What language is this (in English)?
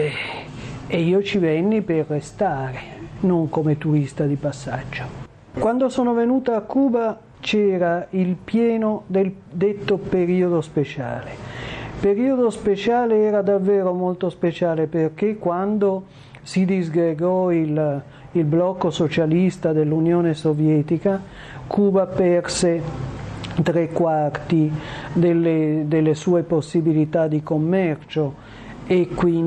Italian